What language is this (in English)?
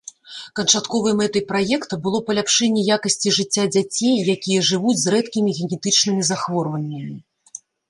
Belarusian